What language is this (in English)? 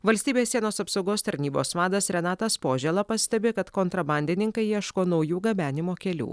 Lithuanian